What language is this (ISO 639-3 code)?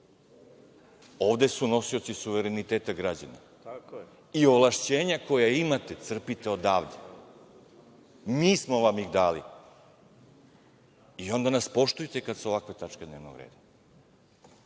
srp